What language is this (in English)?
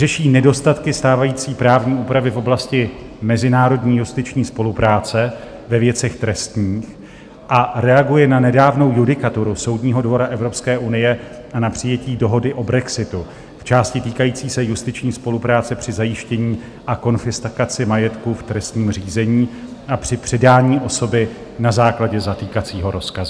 Czech